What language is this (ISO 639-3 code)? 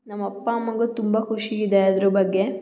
kan